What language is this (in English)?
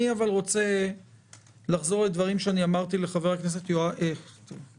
Hebrew